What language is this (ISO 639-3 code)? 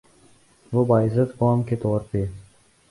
urd